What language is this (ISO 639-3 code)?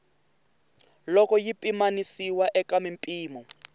tso